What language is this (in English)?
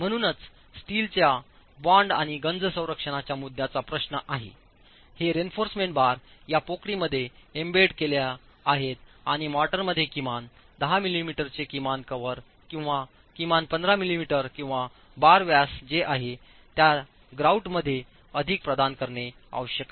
Marathi